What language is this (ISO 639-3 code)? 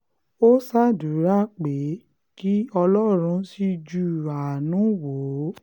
yor